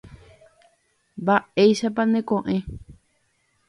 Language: Guarani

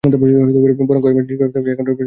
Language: Bangla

